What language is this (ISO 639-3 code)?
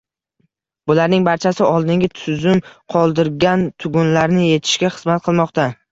uzb